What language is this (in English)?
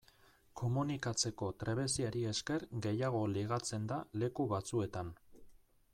Basque